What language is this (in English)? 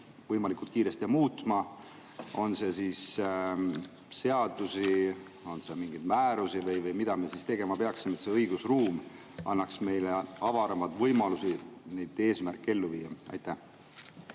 Estonian